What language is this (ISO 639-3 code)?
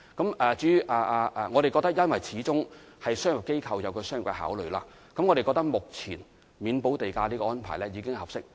yue